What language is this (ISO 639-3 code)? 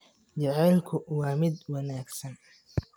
som